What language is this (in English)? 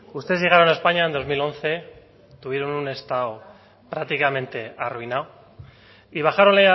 Spanish